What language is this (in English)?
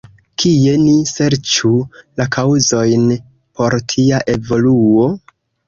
Esperanto